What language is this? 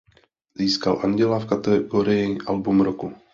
Czech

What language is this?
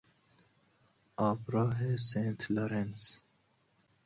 Persian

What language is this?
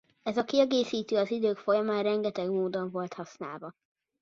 Hungarian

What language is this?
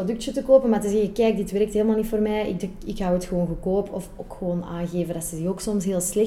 Dutch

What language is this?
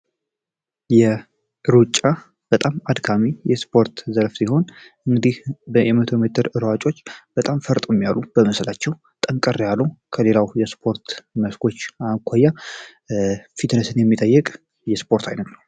Amharic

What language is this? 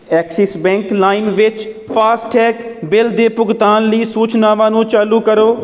Punjabi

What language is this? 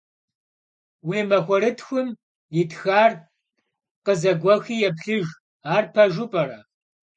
Kabardian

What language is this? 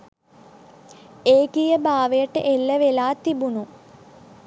Sinhala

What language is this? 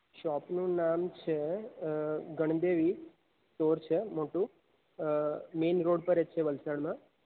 Gujarati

